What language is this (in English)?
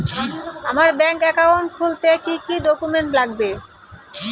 Bangla